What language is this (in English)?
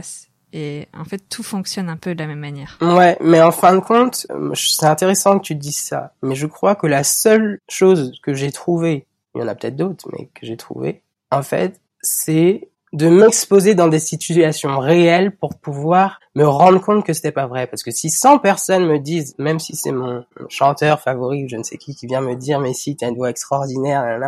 French